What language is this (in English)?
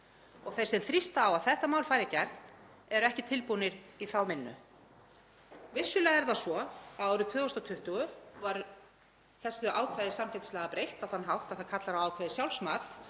Icelandic